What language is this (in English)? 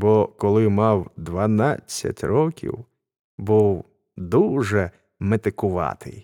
Ukrainian